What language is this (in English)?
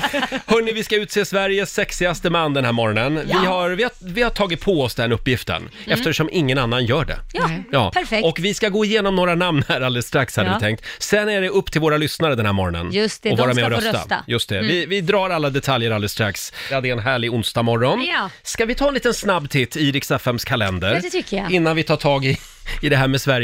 Swedish